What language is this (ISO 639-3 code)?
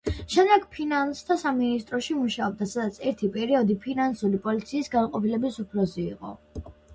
kat